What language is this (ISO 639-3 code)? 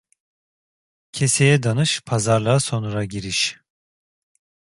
tur